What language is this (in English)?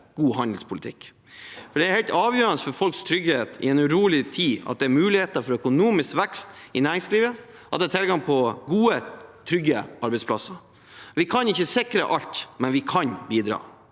Norwegian